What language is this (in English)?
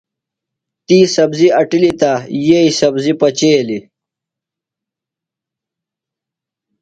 Phalura